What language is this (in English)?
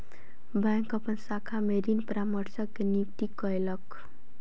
Maithili